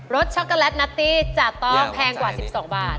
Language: Thai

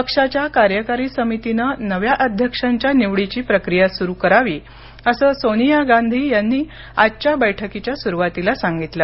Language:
Marathi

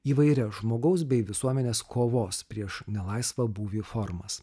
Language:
Lithuanian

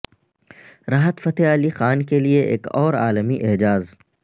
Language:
Urdu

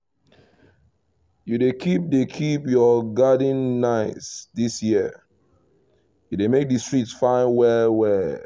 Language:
Nigerian Pidgin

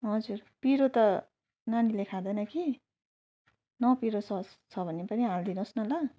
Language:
Nepali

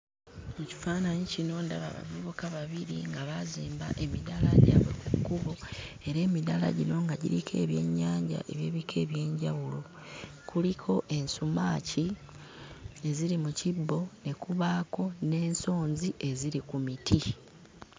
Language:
Ganda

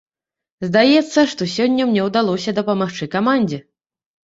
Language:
Belarusian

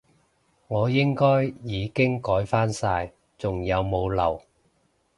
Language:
Cantonese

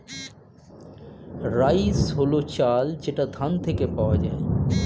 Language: Bangla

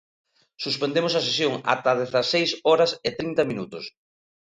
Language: Galician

